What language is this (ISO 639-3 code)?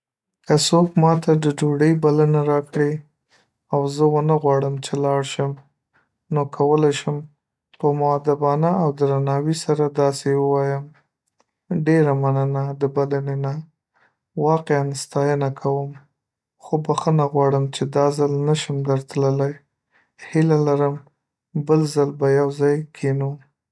pus